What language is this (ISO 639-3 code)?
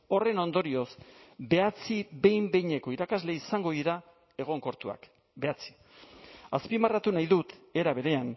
eus